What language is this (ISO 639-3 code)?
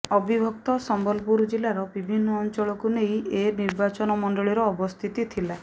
ori